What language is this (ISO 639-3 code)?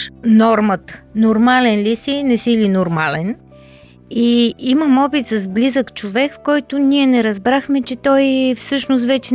bul